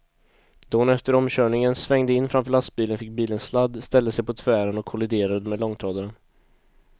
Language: Swedish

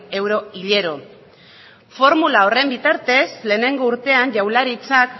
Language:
Basque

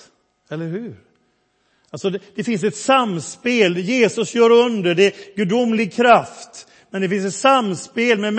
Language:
Swedish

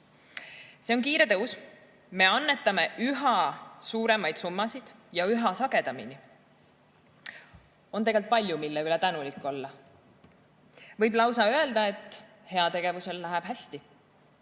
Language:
Estonian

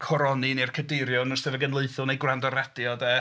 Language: Welsh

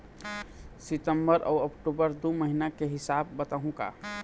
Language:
Chhattisgarhi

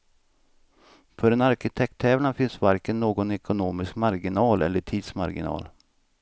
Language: Swedish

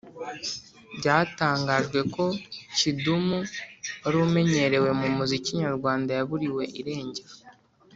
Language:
Kinyarwanda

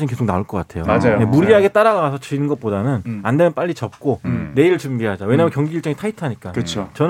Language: Korean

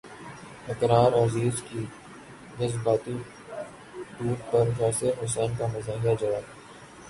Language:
Urdu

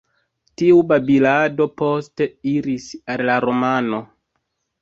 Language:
Esperanto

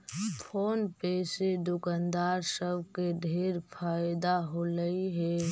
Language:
Magahi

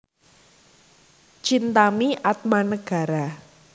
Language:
Javanese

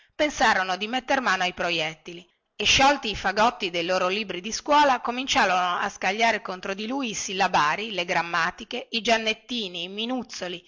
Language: Italian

